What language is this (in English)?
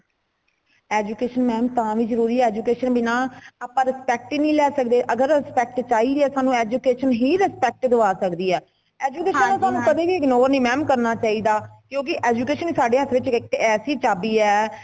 Punjabi